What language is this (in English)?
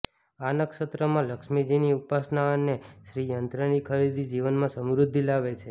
Gujarati